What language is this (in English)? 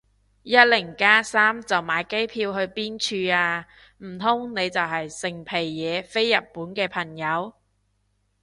Cantonese